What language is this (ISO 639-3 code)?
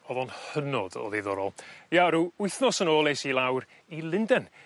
cym